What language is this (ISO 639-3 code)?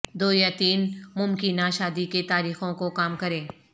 urd